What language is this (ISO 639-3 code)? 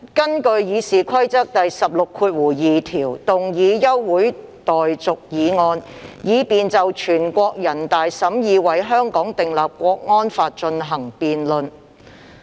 yue